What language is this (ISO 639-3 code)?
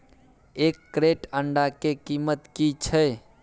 mai